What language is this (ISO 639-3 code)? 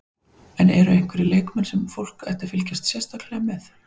isl